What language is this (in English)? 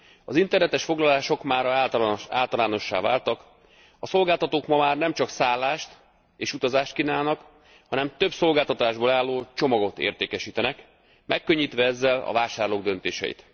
Hungarian